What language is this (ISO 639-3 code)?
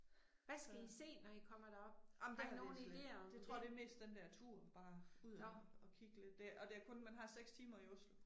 dan